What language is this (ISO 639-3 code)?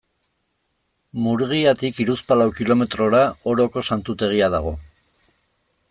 eus